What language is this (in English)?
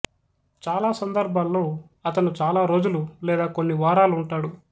Telugu